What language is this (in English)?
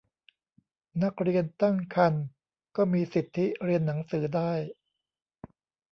Thai